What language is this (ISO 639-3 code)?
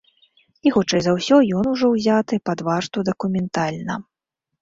bel